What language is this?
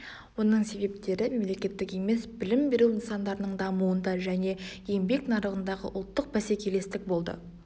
Kazakh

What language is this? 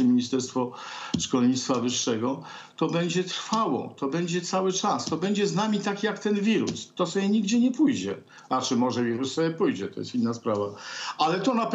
Polish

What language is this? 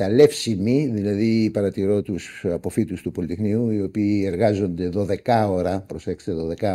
Greek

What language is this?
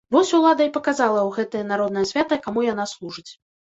Belarusian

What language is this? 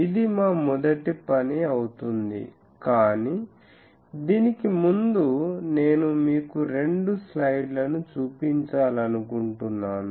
Telugu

